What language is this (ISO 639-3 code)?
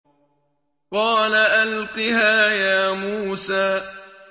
ara